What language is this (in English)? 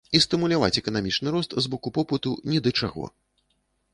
Belarusian